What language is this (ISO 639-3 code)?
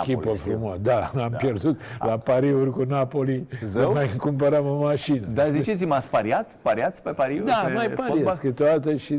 ron